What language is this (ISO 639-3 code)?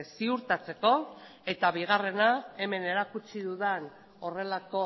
eus